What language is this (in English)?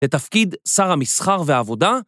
Hebrew